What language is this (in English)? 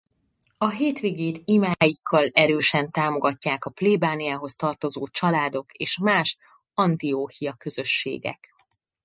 Hungarian